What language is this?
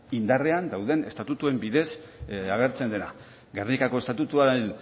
Basque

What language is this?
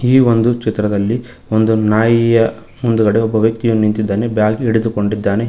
Kannada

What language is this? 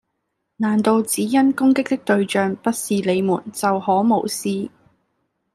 Cantonese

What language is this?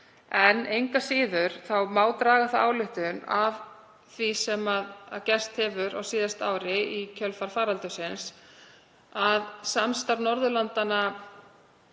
Icelandic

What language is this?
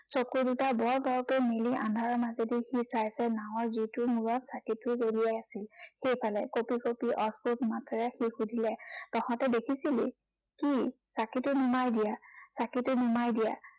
Assamese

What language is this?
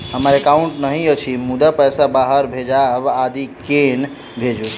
Maithili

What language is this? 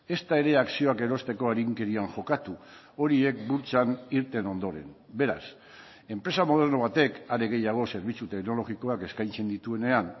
Basque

